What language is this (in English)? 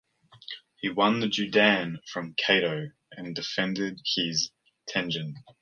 English